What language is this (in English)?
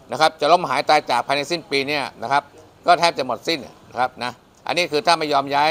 Thai